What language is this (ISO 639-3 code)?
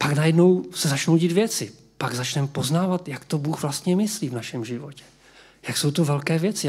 ces